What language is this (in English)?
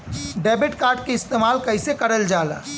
Bhojpuri